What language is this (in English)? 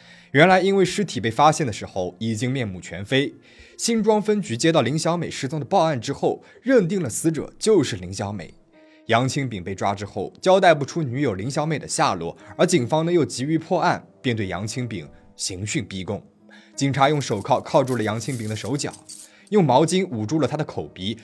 Chinese